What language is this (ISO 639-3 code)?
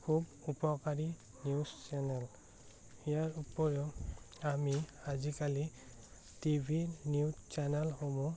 asm